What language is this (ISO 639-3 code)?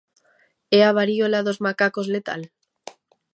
glg